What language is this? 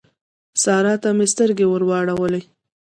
Pashto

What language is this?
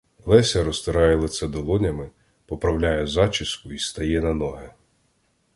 Ukrainian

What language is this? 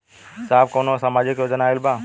Bhojpuri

